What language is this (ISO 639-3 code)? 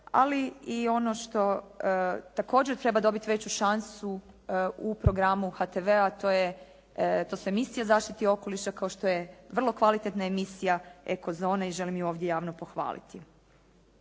hrv